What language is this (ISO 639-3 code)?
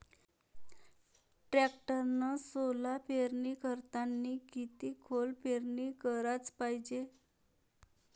mar